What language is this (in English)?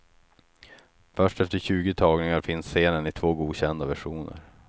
Swedish